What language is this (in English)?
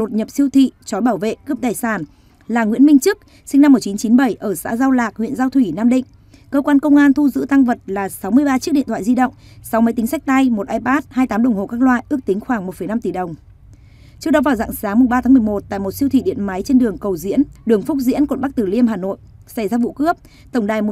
Vietnamese